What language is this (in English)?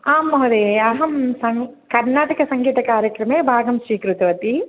Sanskrit